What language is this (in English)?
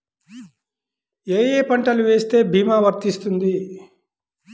Telugu